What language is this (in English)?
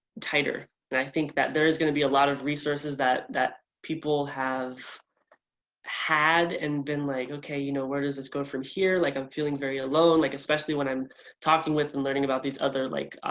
English